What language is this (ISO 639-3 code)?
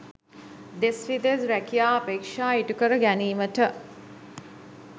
sin